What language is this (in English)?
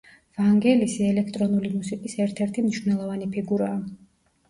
Georgian